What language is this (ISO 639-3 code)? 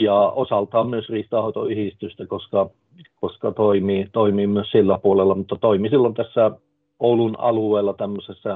fin